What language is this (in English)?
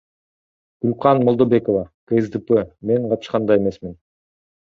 Kyrgyz